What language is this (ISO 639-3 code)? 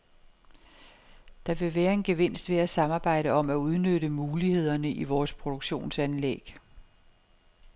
dan